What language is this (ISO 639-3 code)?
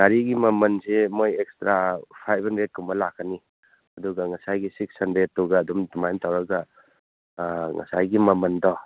mni